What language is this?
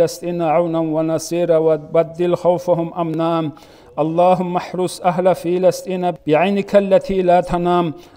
Arabic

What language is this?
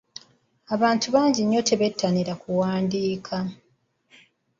Ganda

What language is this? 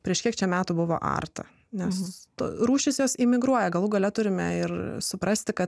Lithuanian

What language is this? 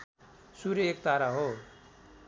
Nepali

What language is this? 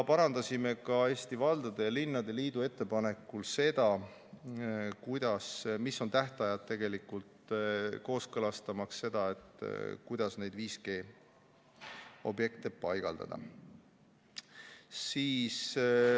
Estonian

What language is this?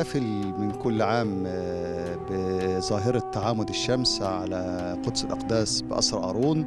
Arabic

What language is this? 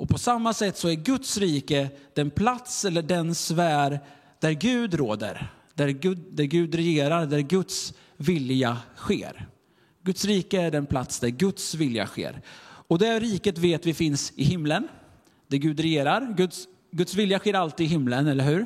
Swedish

